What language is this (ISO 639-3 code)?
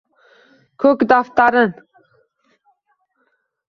uzb